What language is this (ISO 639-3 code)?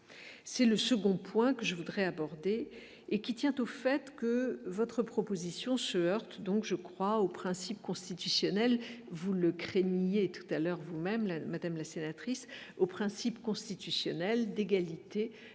fra